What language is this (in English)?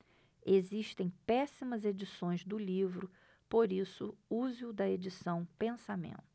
Portuguese